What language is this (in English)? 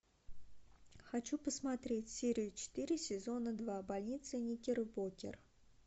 Russian